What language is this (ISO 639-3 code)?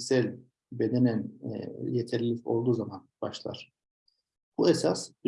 tur